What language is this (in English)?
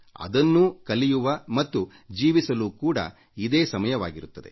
Kannada